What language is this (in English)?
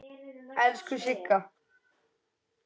Icelandic